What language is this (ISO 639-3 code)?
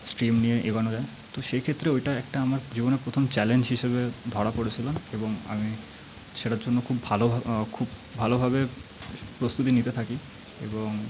ben